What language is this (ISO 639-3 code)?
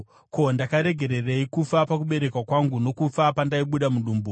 sna